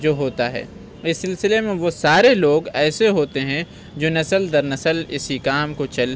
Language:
Urdu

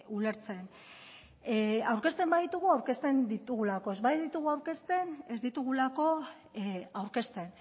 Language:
Basque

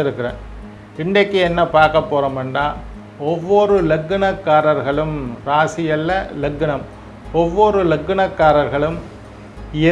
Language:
Indonesian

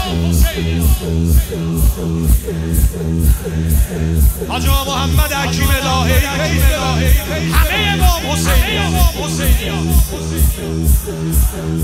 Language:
Persian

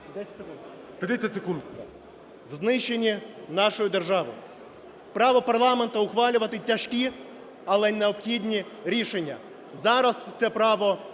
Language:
Ukrainian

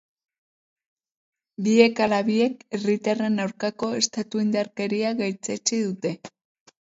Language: Basque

